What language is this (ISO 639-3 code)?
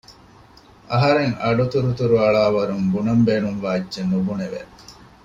div